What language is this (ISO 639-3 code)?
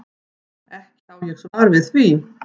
isl